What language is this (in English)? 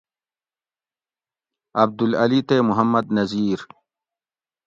Gawri